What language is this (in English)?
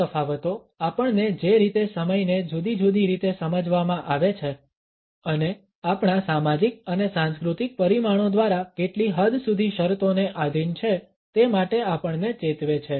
Gujarati